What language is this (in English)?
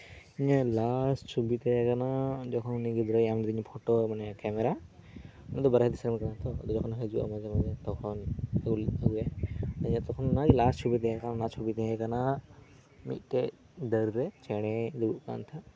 Santali